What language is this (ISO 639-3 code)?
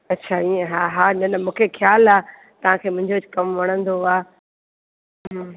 snd